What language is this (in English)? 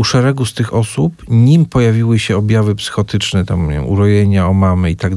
Polish